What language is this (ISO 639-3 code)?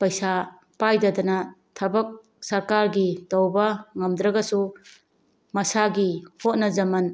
mni